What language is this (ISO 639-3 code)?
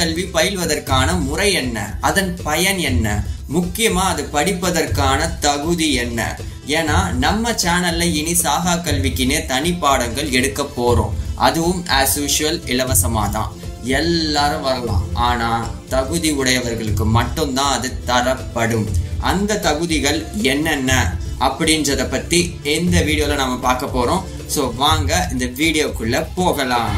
tam